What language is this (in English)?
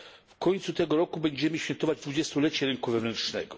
Polish